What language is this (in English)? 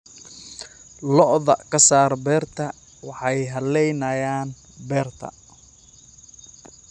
Somali